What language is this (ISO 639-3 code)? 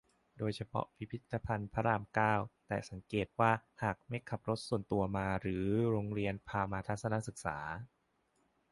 tha